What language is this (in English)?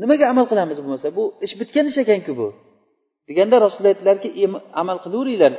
Bulgarian